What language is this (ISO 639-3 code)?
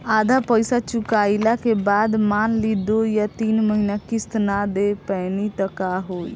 bho